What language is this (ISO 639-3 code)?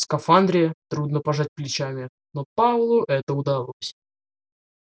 rus